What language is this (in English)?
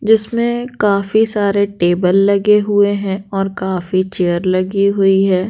Hindi